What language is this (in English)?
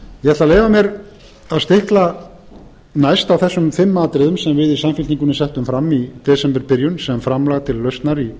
Icelandic